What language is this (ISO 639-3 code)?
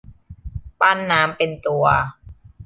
tha